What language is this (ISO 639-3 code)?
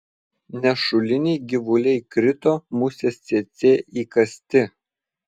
lit